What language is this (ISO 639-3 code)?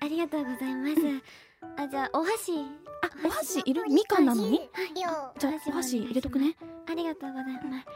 jpn